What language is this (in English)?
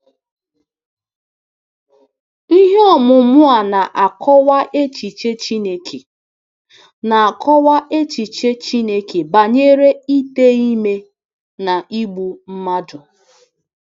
Igbo